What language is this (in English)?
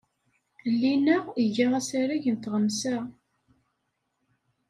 Kabyle